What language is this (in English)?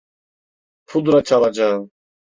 Turkish